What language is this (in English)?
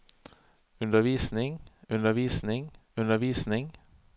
Norwegian